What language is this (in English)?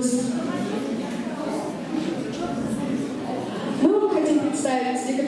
Russian